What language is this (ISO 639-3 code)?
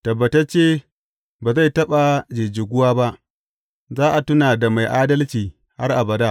hau